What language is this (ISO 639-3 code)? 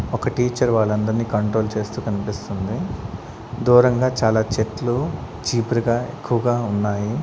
tel